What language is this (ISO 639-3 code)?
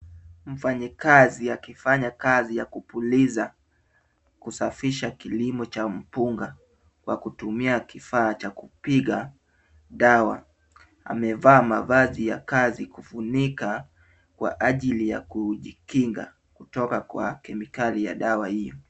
swa